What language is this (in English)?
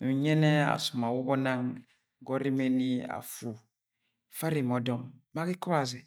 Agwagwune